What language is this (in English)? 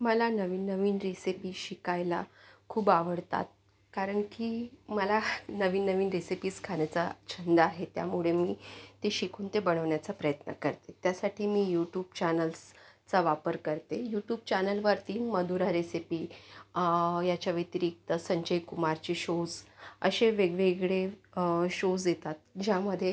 Marathi